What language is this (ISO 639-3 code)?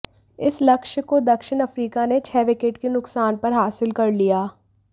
hin